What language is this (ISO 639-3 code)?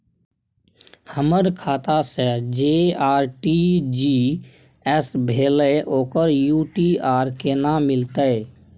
mai